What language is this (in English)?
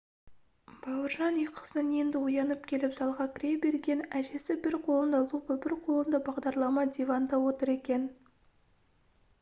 Kazakh